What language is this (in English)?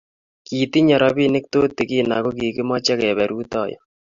Kalenjin